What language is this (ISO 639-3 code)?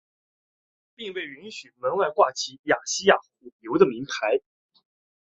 zho